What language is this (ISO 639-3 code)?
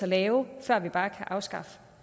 dan